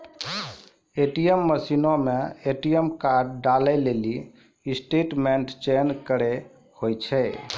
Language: Maithili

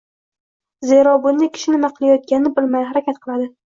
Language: Uzbek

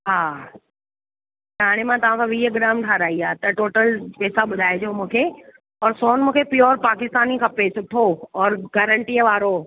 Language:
Sindhi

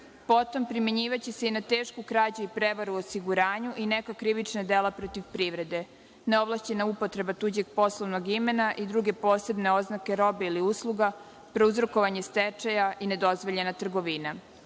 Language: Serbian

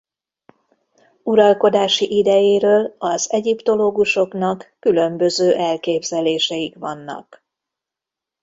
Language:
Hungarian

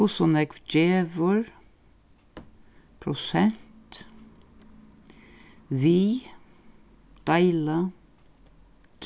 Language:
Faroese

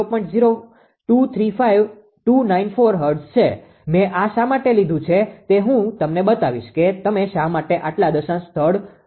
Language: Gujarati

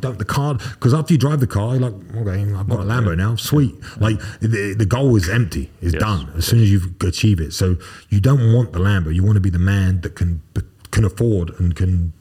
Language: English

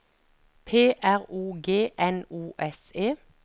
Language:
Norwegian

